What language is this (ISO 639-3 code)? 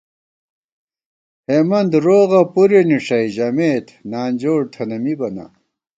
gwt